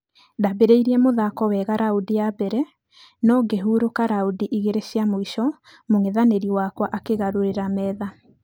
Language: Kikuyu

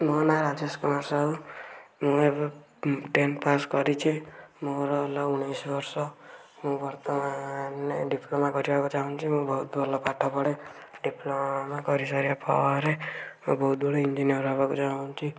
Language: Odia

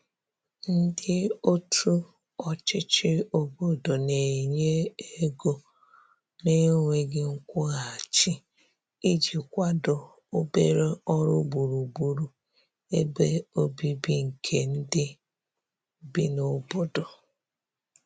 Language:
Igbo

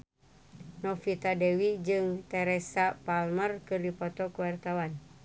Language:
Sundanese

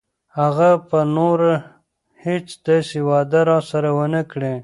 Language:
Pashto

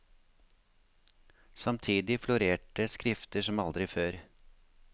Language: Norwegian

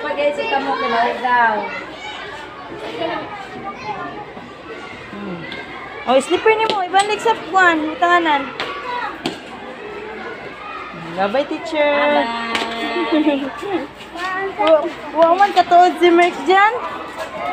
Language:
Arabic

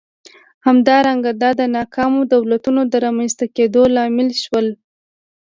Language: Pashto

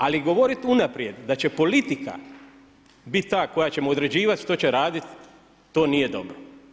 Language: Croatian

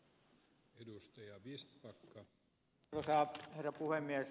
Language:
Finnish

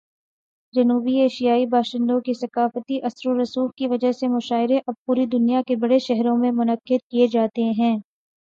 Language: Urdu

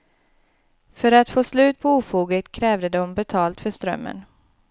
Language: Swedish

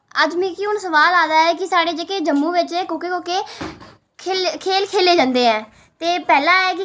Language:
Dogri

